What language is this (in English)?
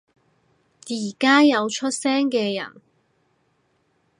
Cantonese